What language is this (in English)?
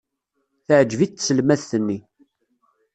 Kabyle